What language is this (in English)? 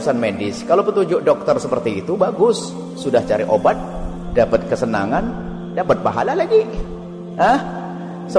Indonesian